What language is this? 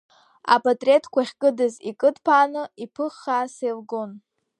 Abkhazian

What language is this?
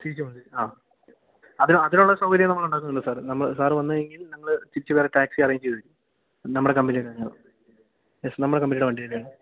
Malayalam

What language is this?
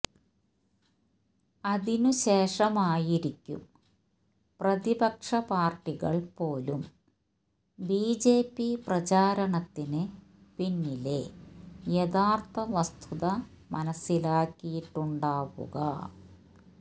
Malayalam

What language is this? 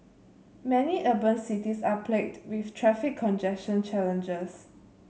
English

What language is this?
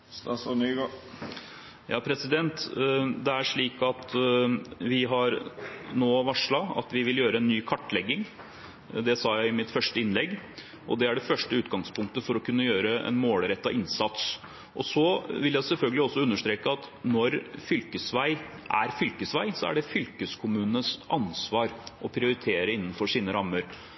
Norwegian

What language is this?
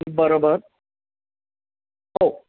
Marathi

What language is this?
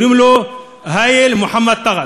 Hebrew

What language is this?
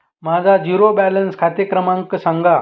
Marathi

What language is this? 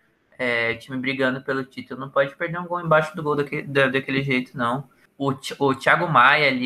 Portuguese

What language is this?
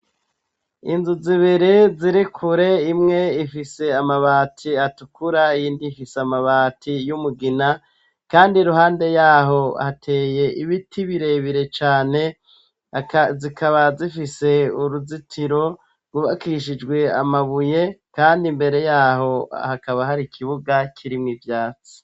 Rundi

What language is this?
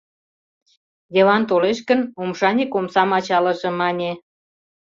Mari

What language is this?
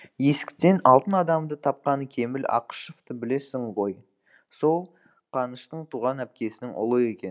Kazakh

